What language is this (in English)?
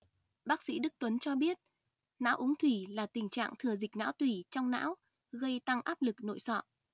Vietnamese